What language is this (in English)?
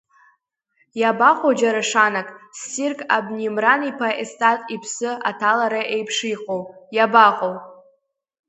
Abkhazian